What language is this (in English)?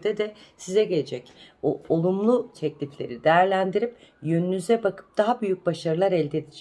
Turkish